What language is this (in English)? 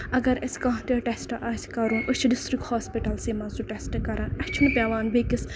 Kashmiri